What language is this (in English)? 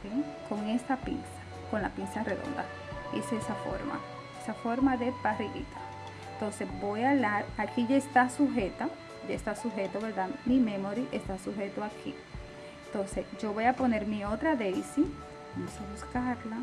Spanish